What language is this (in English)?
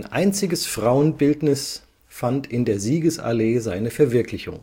German